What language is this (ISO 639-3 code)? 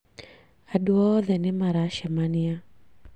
kik